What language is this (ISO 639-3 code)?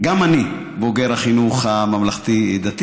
heb